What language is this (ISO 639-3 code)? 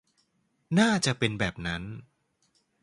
tha